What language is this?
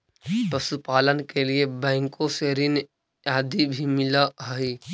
Magahi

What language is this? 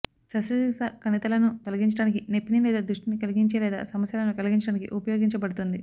Telugu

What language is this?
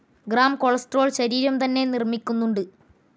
Malayalam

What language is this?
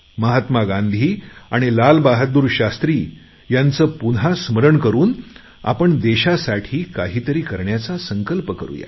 Marathi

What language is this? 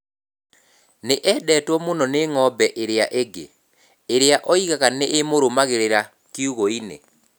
Kikuyu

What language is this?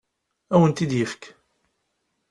Kabyle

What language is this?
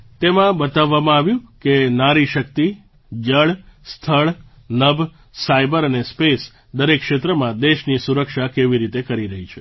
Gujarati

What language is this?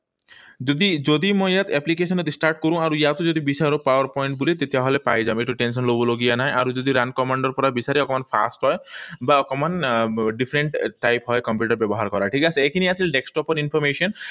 Assamese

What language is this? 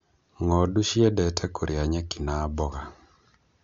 Kikuyu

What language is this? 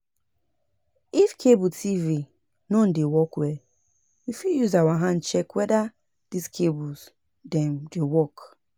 Nigerian Pidgin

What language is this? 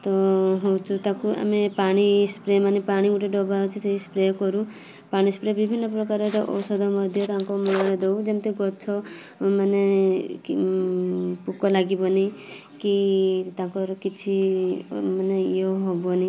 Odia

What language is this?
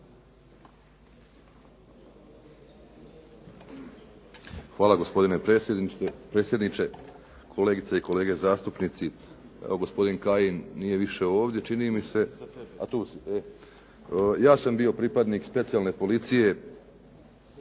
Croatian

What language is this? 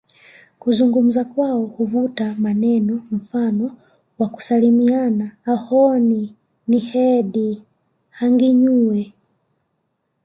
Swahili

